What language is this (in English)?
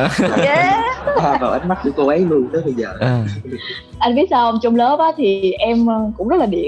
Vietnamese